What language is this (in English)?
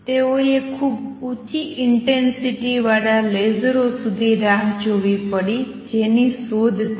Gujarati